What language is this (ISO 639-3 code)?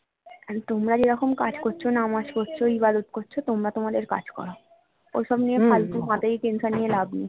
ben